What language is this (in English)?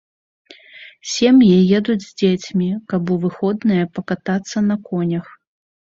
Belarusian